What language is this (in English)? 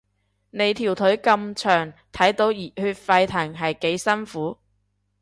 Cantonese